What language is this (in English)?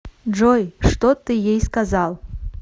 Russian